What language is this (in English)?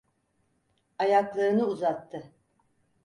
Turkish